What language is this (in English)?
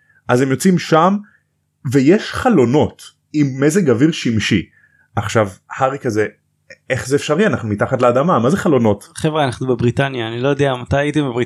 Hebrew